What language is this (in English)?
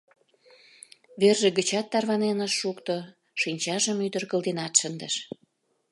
Mari